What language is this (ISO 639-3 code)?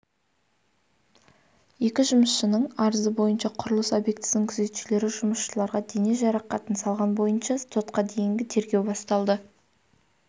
kaz